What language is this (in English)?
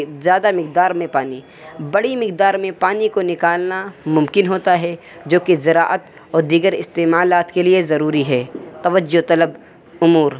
Urdu